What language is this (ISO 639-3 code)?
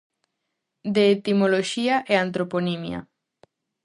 glg